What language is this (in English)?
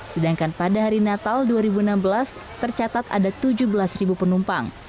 Indonesian